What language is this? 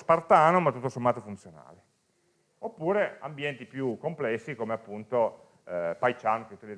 Italian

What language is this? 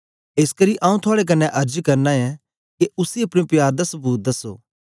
Dogri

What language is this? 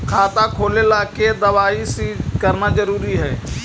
Magahi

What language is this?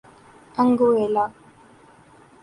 Urdu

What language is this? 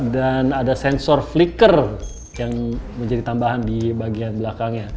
Indonesian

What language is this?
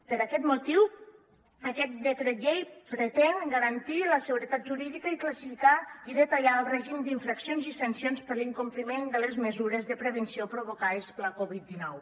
Catalan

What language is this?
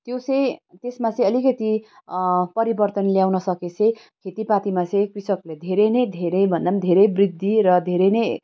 Nepali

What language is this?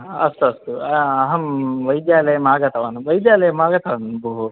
Sanskrit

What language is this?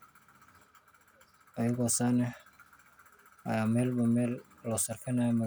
Somali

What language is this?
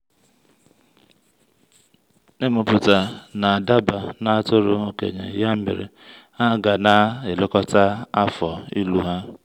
Igbo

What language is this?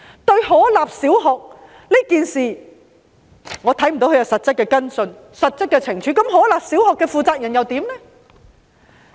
Cantonese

